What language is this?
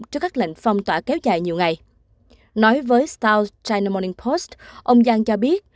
Vietnamese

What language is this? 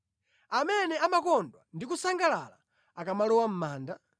Nyanja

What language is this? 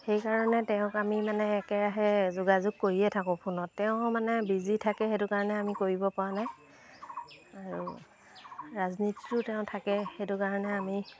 Assamese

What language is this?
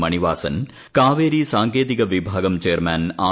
Malayalam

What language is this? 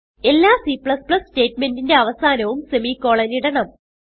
Malayalam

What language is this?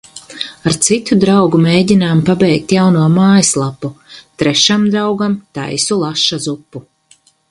Latvian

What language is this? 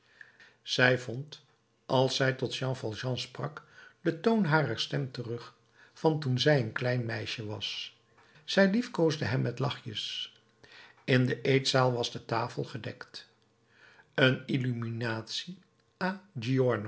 Dutch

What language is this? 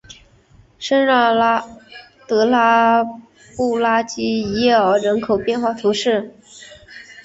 Chinese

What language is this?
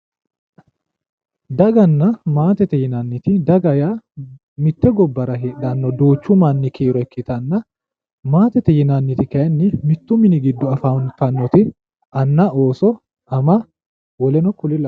Sidamo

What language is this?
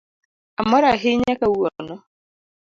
Luo (Kenya and Tanzania)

